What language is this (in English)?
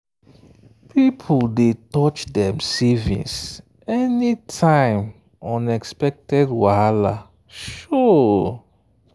Nigerian Pidgin